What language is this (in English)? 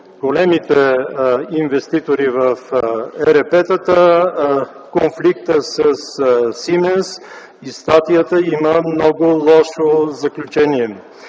Bulgarian